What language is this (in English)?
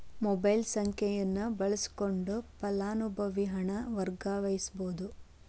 Kannada